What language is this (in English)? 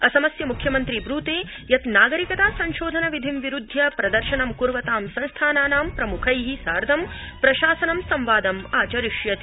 Sanskrit